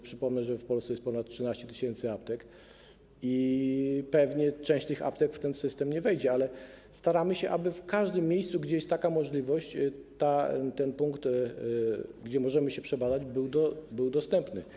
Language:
Polish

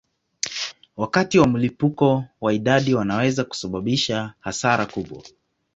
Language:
Swahili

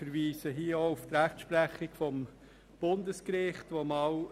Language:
Swiss German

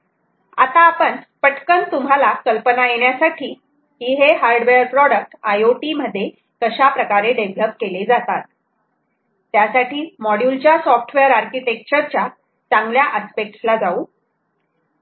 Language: Marathi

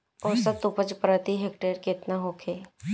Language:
Bhojpuri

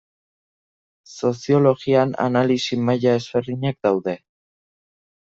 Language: Basque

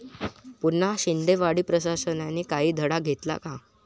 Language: Marathi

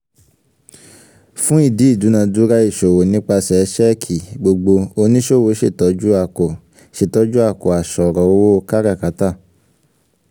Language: Yoruba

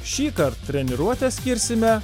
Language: Lithuanian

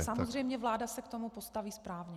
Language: Czech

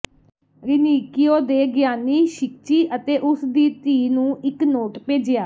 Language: Punjabi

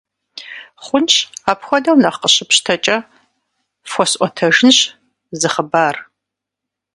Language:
Kabardian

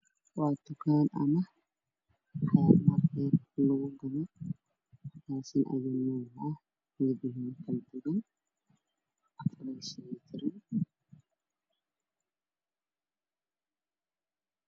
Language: Somali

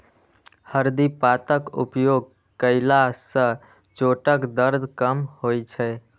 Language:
Maithili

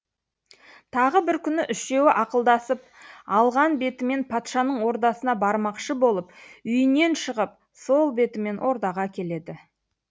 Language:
Kazakh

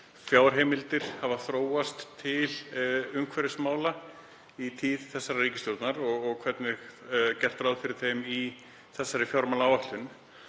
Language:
Icelandic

